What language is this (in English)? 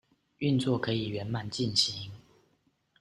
Chinese